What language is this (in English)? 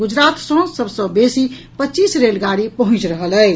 Maithili